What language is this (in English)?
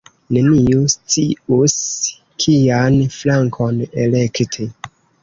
Esperanto